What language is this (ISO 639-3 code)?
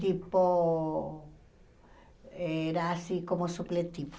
por